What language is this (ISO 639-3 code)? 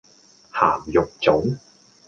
yue